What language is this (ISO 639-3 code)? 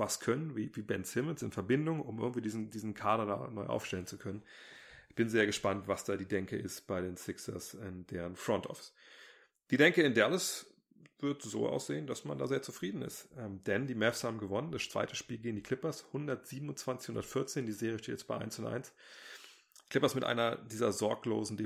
deu